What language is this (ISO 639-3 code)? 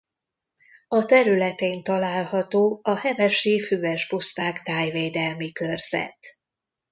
hun